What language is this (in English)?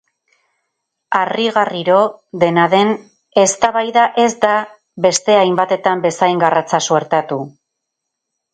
Basque